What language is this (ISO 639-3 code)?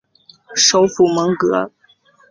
zho